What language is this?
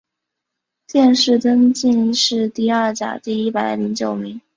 Chinese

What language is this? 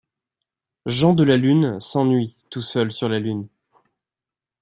French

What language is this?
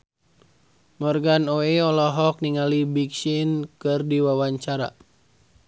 Sundanese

